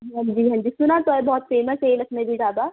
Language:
Urdu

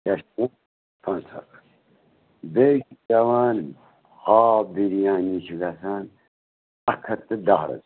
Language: Kashmiri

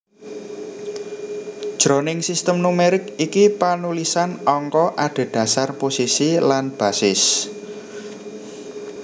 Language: Javanese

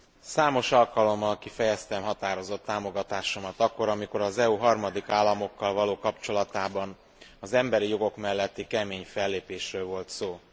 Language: Hungarian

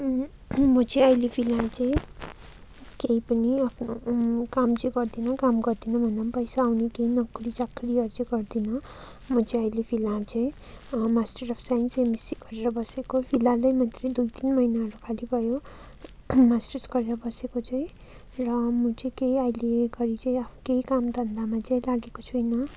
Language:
Nepali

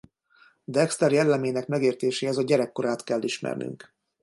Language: Hungarian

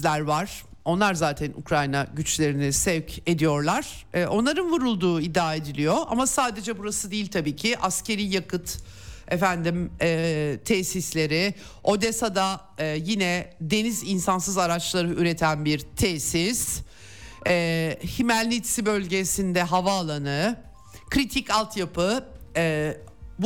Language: Turkish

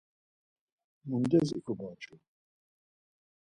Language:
Laz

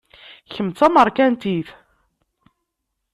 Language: Kabyle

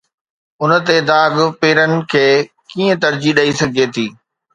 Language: Sindhi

